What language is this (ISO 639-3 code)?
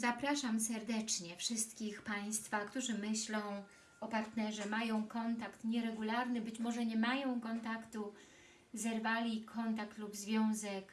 pol